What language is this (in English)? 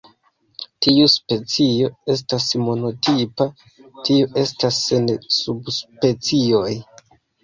Esperanto